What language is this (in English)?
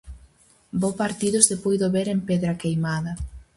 Galician